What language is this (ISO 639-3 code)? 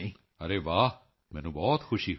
pan